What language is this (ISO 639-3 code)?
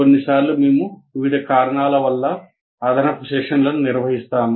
tel